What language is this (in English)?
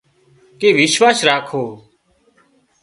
Wadiyara Koli